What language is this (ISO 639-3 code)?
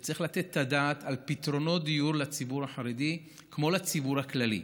heb